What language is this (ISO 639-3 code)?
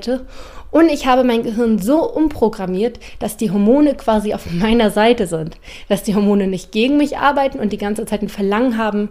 deu